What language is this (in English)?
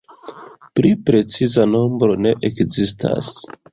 Esperanto